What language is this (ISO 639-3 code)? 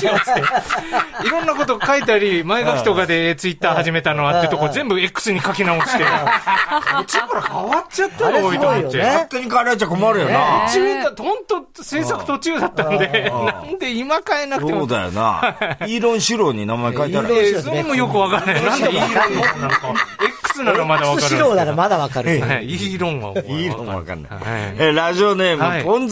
jpn